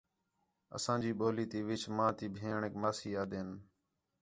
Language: Khetrani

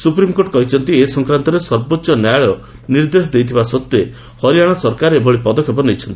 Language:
Odia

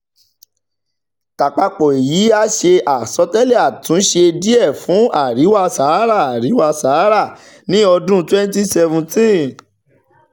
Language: Yoruba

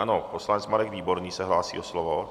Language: Czech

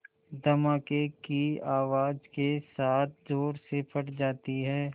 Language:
Hindi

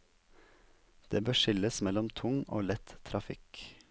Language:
Norwegian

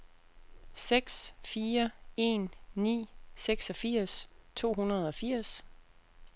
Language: Danish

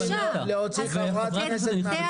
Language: Hebrew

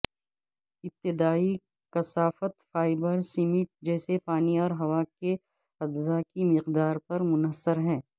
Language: Urdu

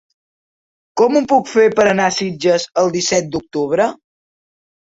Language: Catalan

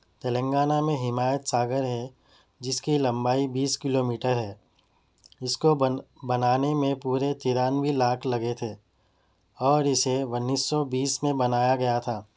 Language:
Urdu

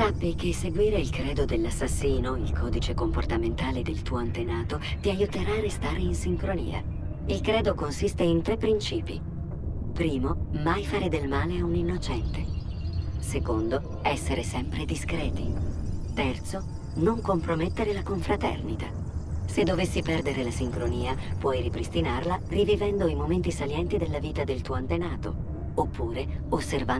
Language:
Italian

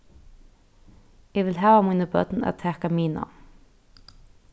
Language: Faroese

